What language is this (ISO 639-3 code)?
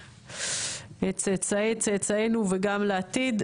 heb